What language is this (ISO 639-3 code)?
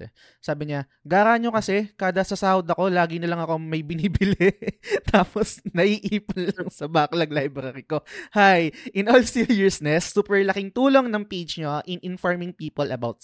fil